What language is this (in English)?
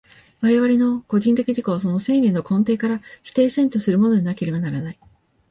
Japanese